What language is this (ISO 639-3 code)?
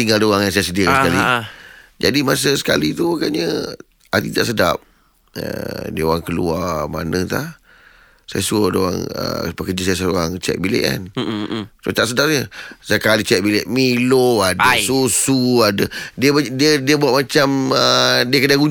msa